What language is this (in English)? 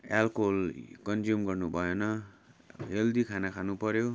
Nepali